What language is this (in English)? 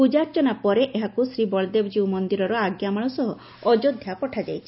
Odia